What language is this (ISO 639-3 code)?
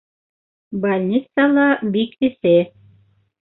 bak